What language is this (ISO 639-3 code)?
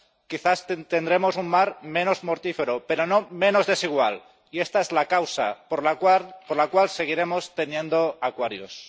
spa